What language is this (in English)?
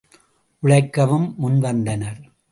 Tamil